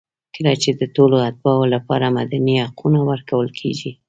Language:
Pashto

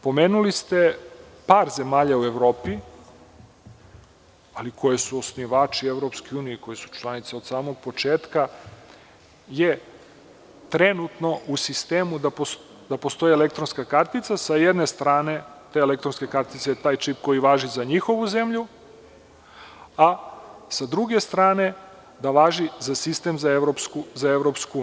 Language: Serbian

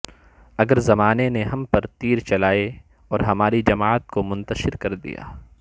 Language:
Urdu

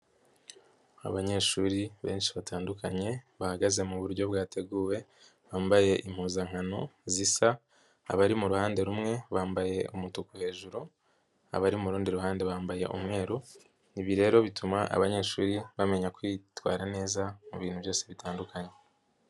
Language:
Kinyarwanda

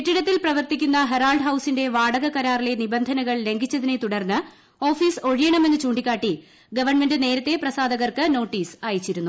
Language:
Malayalam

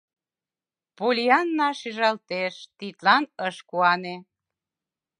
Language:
Mari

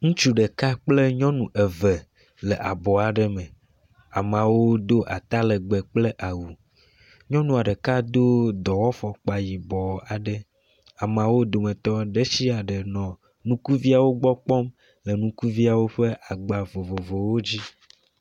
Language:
Ewe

